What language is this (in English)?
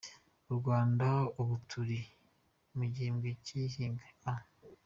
Kinyarwanda